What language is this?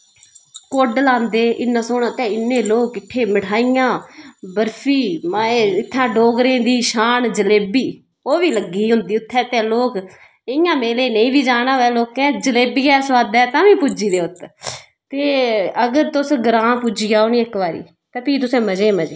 Dogri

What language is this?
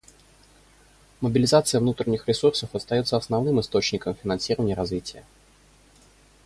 Russian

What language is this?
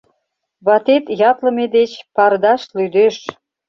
Mari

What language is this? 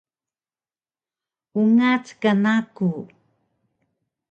Taroko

